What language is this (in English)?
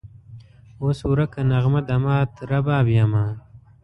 Pashto